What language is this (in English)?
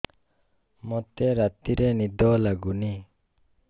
Odia